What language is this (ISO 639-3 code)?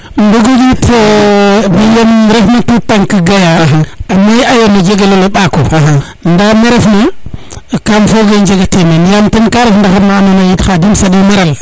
srr